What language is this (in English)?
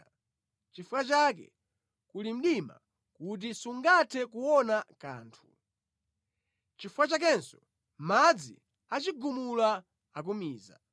Nyanja